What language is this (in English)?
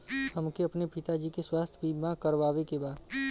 Bhojpuri